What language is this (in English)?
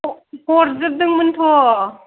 Bodo